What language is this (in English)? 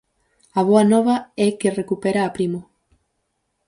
Galician